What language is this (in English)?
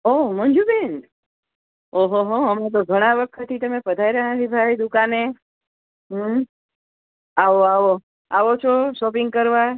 Gujarati